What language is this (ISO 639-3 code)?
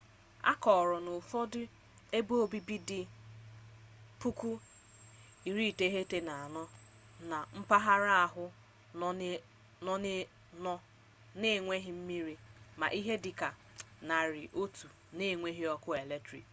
ibo